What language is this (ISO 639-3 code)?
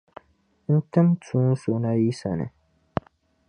dag